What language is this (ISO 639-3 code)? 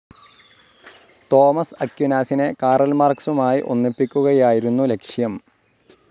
mal